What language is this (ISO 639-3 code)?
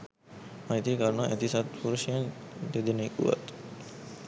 sin